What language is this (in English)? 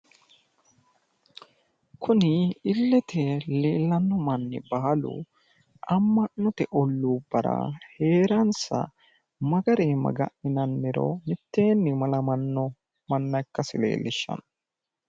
Sidamo